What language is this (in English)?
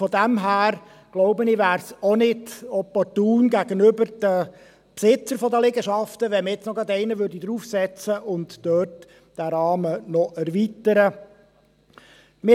Swiss German